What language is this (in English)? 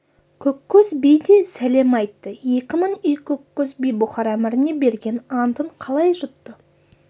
Kazakh